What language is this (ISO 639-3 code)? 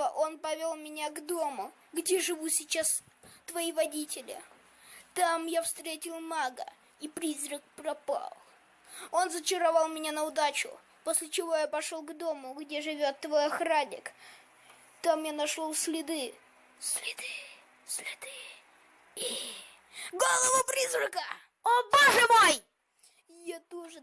rus